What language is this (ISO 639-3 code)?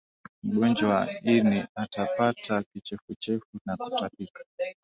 swa